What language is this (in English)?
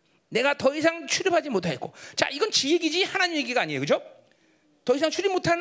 Korean